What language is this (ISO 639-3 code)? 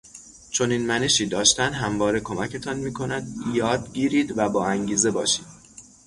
fas